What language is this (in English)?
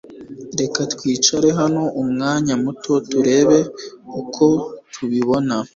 Kinyarwanda